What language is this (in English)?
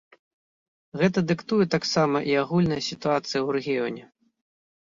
Belarusian